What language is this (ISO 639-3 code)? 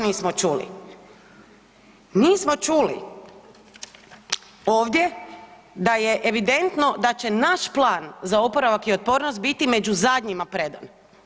hrv